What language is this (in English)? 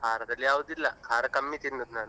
Kannada